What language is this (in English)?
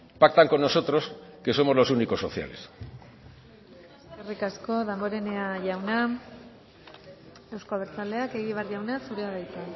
Basque